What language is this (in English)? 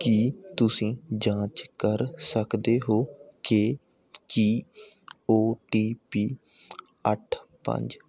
Punjabi